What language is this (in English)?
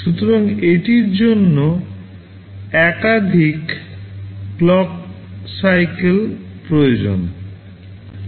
Bangla